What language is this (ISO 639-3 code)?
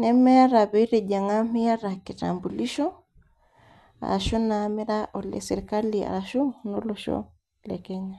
mas